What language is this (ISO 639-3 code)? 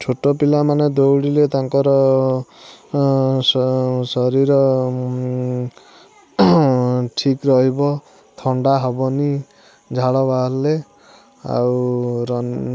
ori